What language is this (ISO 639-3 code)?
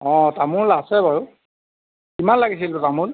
asm